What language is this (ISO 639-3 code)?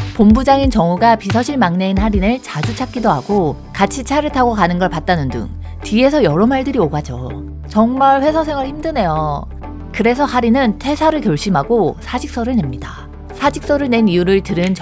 kor